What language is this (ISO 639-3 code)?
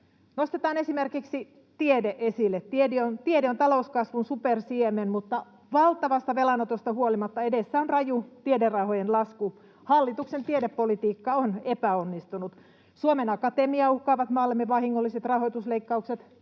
fin